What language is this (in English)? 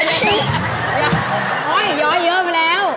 Thai